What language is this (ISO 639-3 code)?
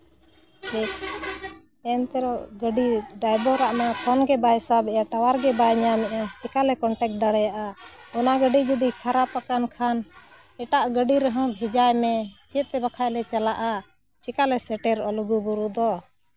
sat